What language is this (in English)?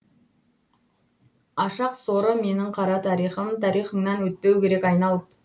Kazakh